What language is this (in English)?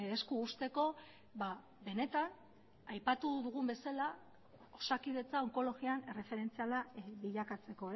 Basque